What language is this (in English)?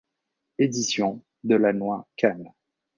French